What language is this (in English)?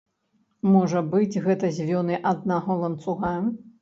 Belarusian